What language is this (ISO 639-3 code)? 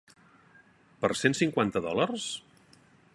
cat